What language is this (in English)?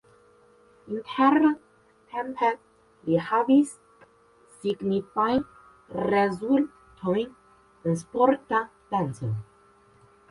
Esperanto